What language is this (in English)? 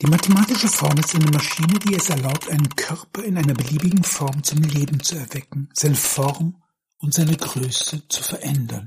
German